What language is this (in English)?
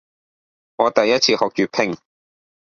Cantonese